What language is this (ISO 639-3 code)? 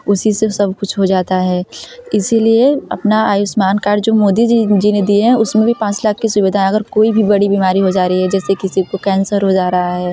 hin